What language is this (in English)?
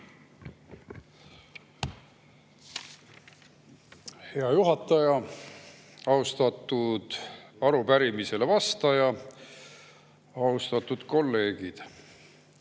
Estonian